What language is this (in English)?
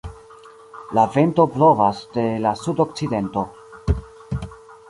Esperanto